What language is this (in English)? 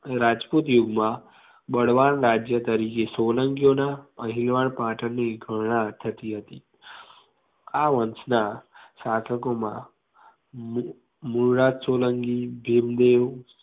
Gujarati